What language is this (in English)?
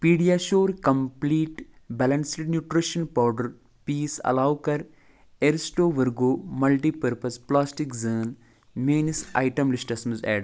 Kashmiri